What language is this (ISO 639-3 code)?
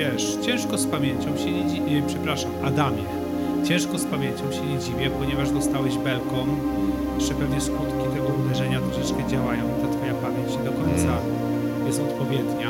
pol